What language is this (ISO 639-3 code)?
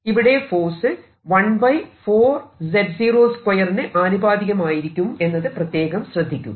mal